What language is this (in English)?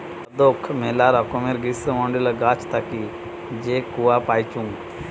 Bangla